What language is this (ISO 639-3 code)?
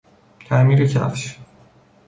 fas